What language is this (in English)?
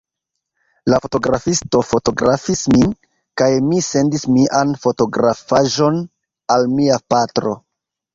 Esperanto